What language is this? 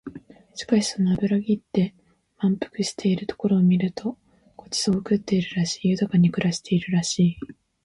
Japanese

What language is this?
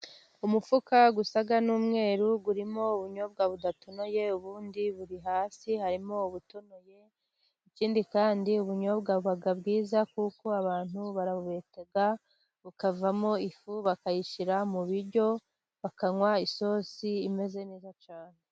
Kinyarwanda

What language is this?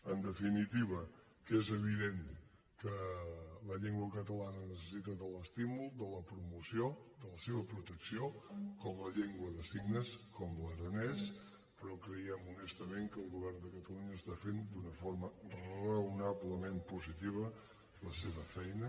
Catalan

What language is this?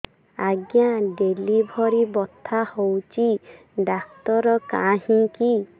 Odia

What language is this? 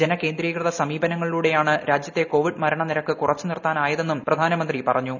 Malayalam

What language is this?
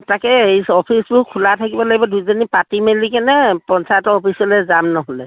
Assamese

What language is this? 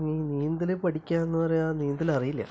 Malayalam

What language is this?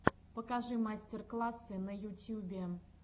Russian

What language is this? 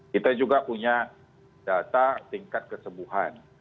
Indonesian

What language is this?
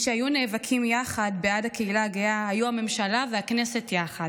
Hebrew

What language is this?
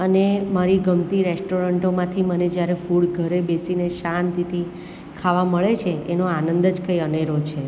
Gujarati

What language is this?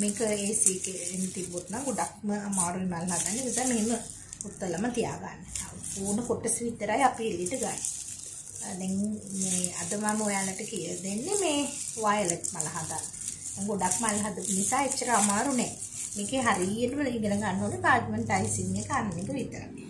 Thai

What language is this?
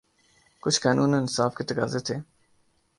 Urdu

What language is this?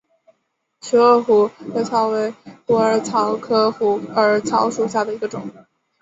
Chinese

